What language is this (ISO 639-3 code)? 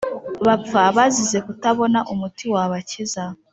kin